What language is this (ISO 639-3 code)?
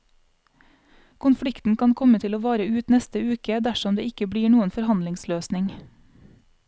nor